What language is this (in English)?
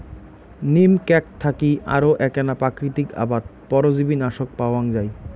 Bangla